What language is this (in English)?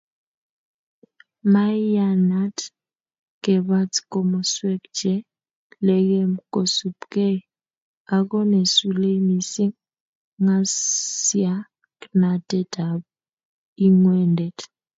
Kalenjin